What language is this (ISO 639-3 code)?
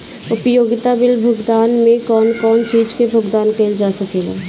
bho